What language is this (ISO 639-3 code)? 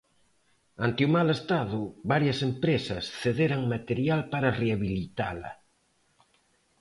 glg